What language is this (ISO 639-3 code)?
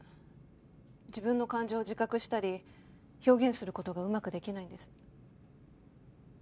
jpn